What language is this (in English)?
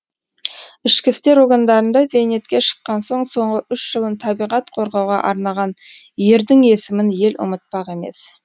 Kazakh